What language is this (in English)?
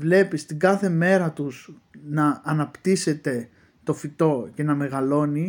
Greek